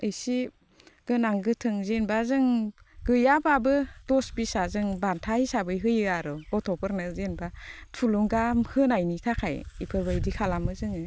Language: Bodo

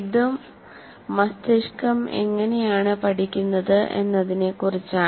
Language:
Malayalam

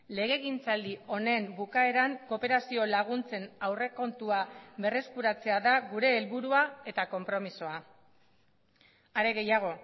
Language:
Basque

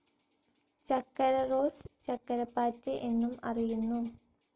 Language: Malayalam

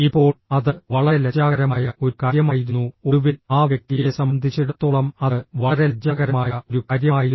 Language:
Malayalam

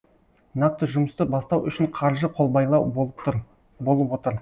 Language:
Kazakh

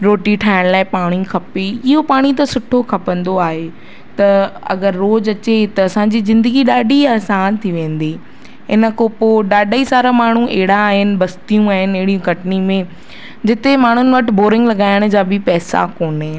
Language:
Sindhi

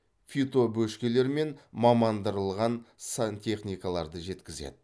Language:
Kazakh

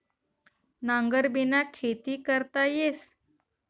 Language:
Marathi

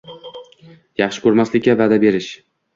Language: Uzbek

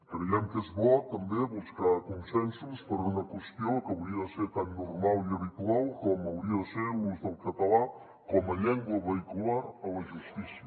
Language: Catalan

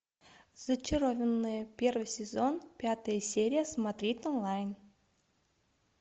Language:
Russian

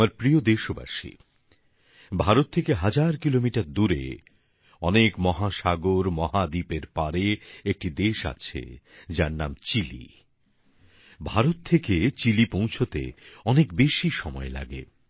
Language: Bangla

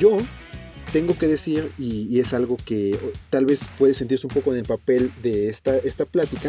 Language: Spanish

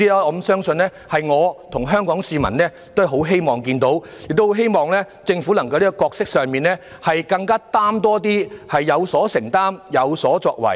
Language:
Cantonese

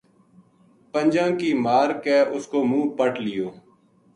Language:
Gujari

